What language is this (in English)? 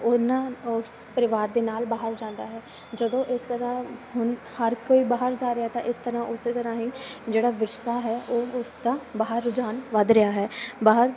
Punjabi